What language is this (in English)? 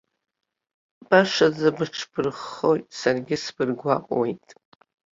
Abkhazian